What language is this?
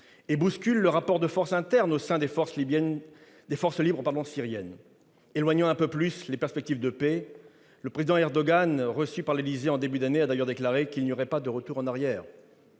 French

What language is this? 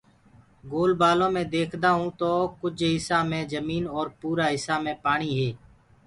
Gurgula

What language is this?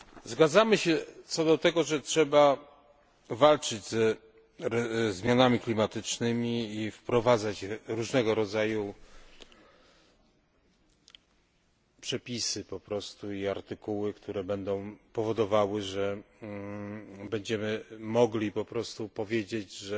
Polish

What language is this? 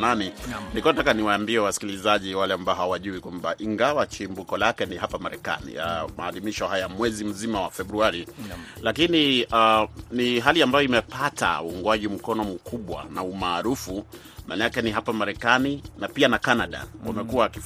Swahili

